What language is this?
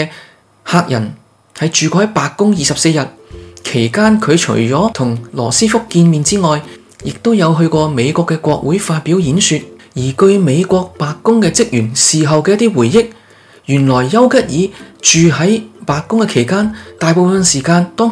Chinese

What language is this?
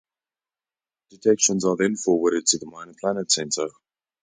English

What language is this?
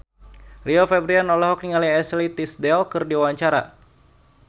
Sundanese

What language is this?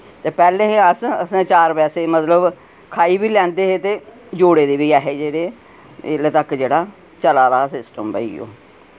Dogri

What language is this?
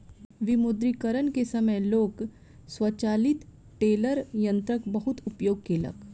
Maithili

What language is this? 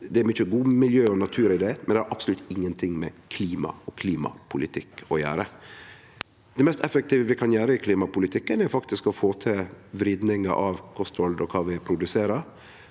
Norwegian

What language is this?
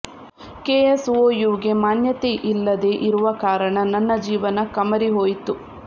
Kannada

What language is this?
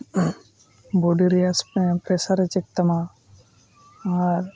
Santali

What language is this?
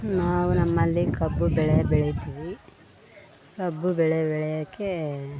Kannada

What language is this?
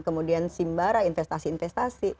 Indonesian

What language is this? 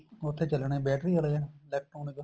Punjabi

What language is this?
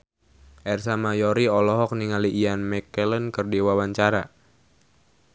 Sundanese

